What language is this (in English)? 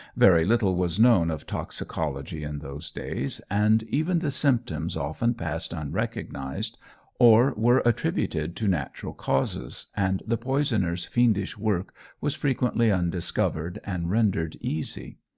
English